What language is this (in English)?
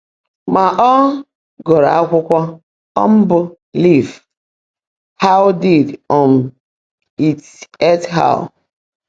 Igbo